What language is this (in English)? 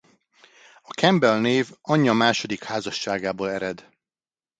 Hungarian